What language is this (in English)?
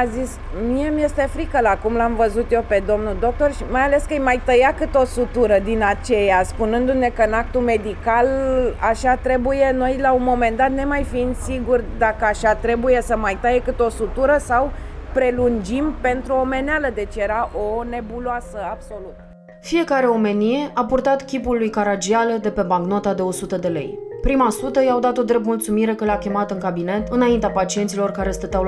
Romanian